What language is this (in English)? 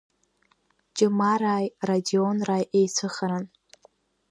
Abkhazian